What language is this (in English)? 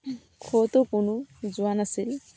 Assamese